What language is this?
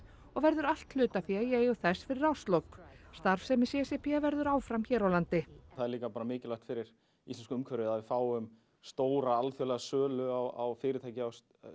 Icelandic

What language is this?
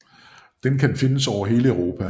Danish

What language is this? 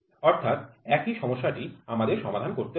Bangla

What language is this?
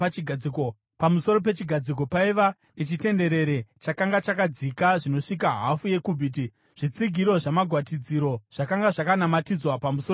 Shona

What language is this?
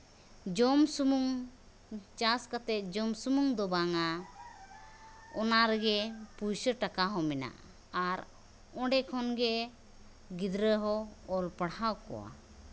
Santali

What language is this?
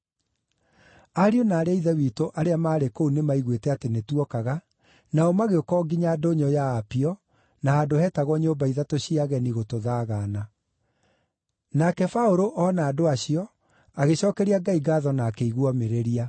Kikuyu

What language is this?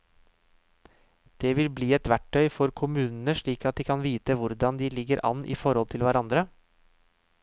Norwegian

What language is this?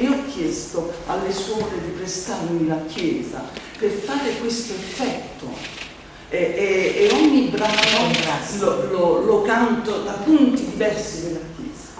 Italian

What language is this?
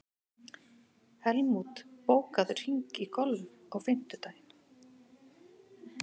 Icelandic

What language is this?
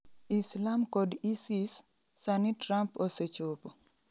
Luo (Kenya and Tanzania)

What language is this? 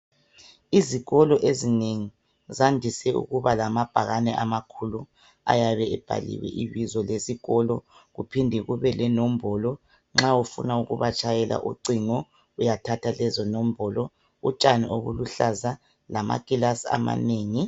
North Ndebele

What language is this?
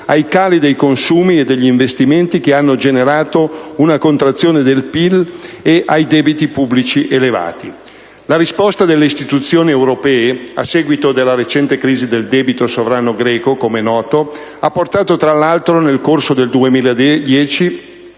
Italian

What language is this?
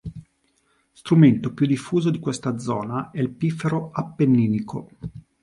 Italian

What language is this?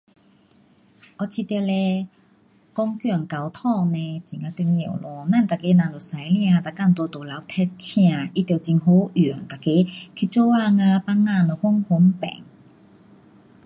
Pu-Xian Chinese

